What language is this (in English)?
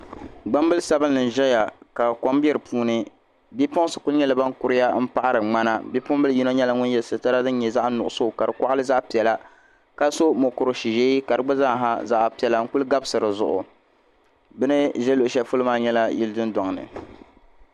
Dagbani